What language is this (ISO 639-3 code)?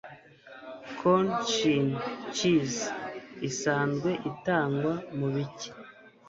kin